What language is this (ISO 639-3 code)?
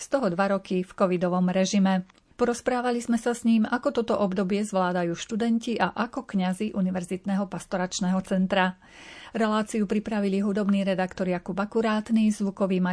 slk